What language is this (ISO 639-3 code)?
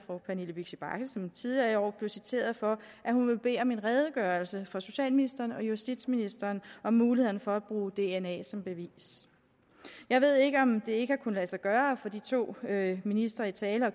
dan